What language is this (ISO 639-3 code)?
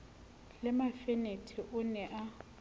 sot